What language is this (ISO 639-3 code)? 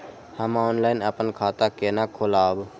mai